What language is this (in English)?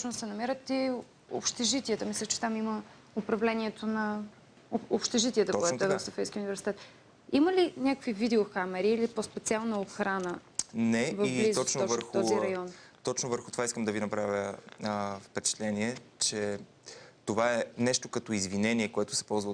Bulgarian